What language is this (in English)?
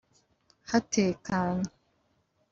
Kinyarwanda